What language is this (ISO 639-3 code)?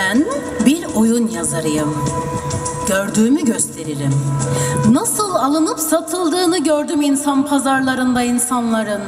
tur